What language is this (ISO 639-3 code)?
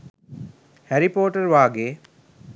sin